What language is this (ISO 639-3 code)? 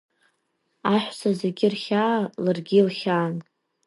abk